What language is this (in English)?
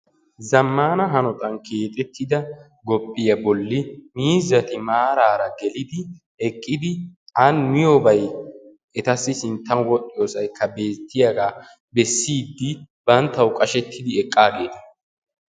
Wolaytta